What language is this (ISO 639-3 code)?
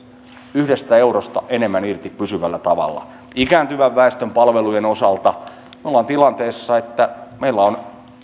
fin